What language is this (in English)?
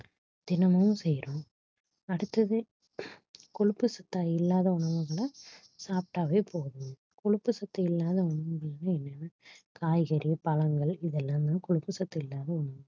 Tamil